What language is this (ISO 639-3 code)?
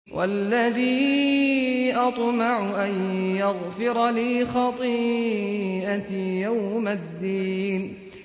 ara